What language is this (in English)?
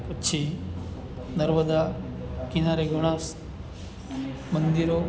Gujarati